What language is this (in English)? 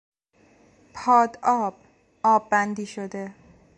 Persian